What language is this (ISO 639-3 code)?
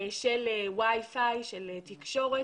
heb